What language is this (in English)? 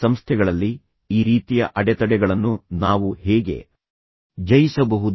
Kannada